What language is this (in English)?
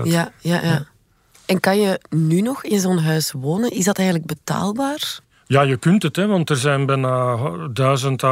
Dutch